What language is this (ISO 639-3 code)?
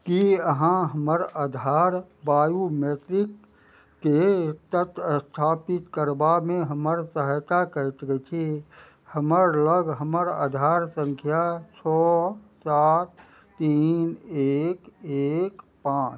mai